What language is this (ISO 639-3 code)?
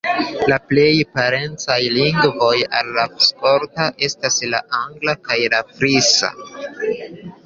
epo